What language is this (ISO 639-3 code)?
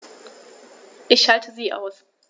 deu